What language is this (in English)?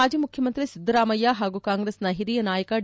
Kannada